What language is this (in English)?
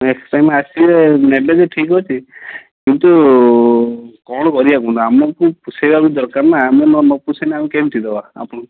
Odia